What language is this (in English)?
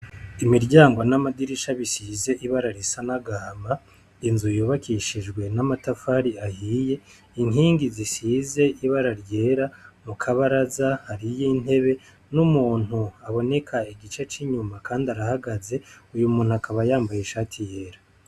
Rundi